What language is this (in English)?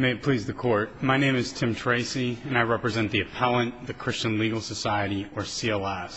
English